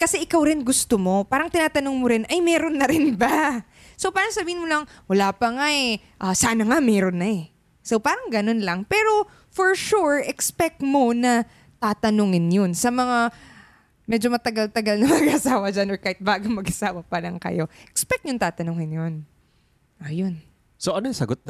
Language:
Filipino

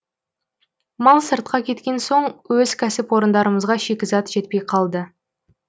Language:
Kazakh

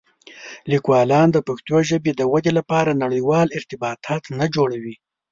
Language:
Pashto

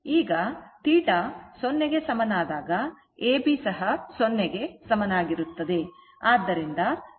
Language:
Kannada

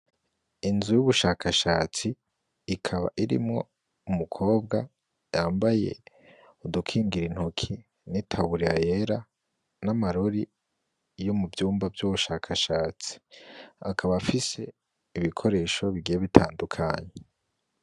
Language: Rundi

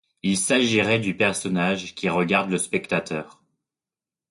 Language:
French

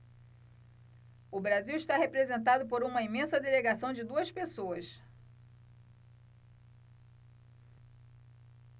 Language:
Portuguese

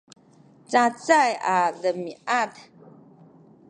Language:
Sakizaya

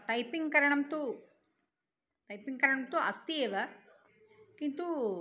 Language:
Sanskrit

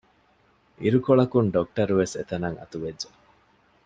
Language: Divehi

